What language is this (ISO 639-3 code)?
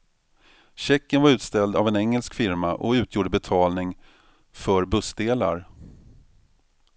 swe